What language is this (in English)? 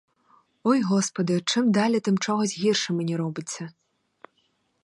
Ukrainian